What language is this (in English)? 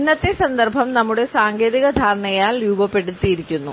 Malayalam